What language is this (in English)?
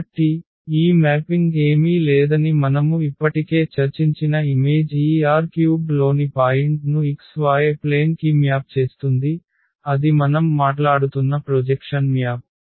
Telugu